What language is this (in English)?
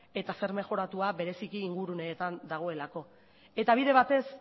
Basque